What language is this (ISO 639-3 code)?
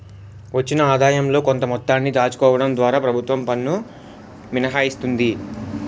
tel